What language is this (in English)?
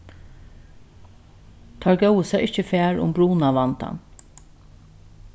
Faroese